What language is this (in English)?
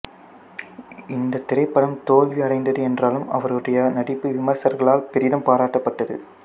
Tamil